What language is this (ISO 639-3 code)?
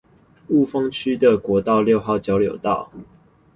zho